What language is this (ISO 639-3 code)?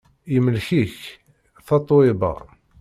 kab